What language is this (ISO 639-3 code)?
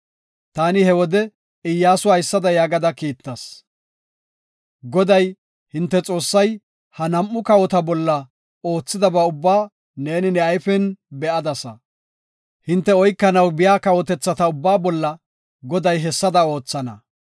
gof